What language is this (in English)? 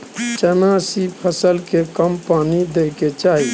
Maithili